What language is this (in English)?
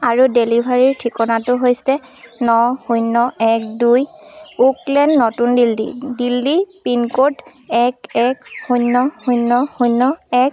Assamese